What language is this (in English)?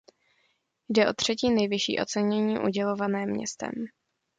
Czech